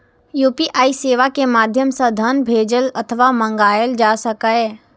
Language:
Maithili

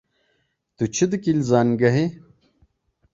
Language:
Kurdish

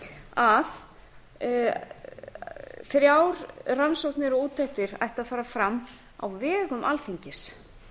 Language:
Icelandic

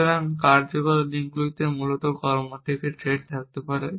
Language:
Bangla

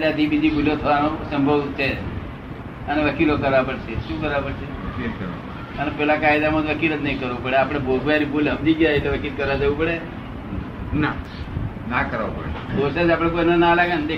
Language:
Gujarati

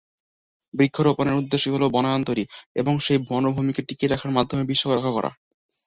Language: Bangla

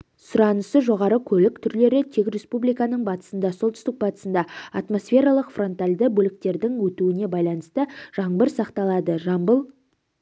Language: Kazakh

